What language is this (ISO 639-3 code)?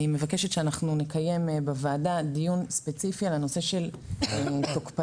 heb